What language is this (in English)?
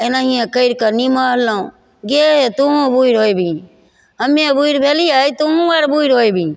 Maithili